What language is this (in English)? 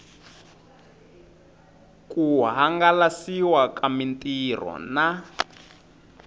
Tsonga